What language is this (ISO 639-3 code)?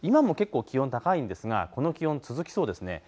jpn